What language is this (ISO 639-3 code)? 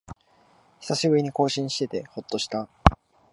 jpn